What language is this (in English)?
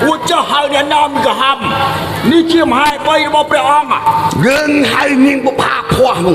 Thai